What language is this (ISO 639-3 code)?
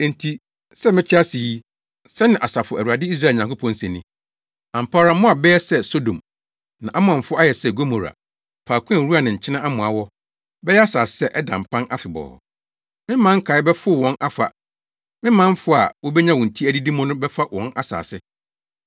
aka